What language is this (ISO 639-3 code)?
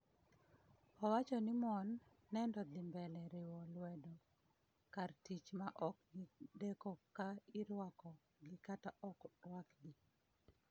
luo